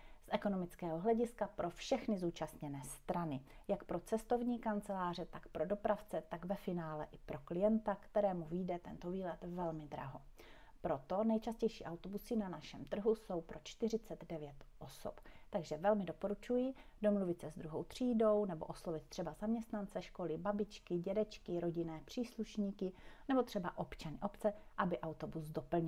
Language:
Czech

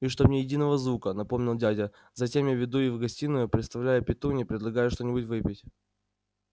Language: Russian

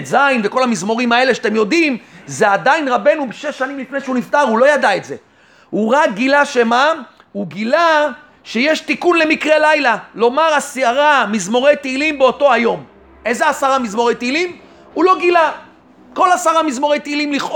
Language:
Hebrew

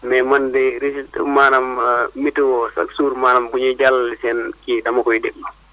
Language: Wolof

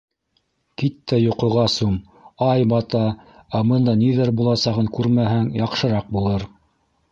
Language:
Bashkir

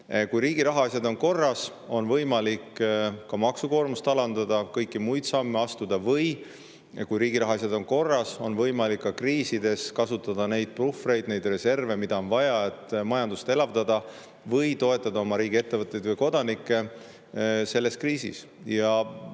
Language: Estonian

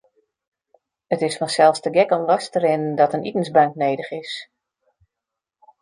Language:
Western Frisian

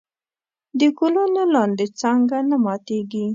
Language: Pashto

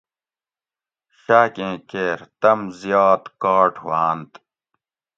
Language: Gawri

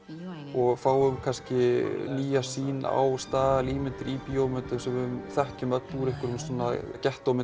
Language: Icelandic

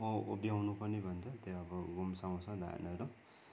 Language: Nepali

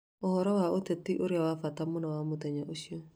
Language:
Kikuyu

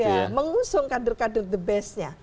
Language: Indonesian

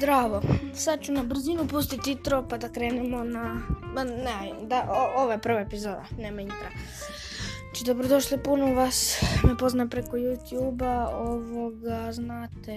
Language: Croatian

